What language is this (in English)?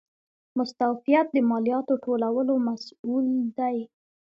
Pashto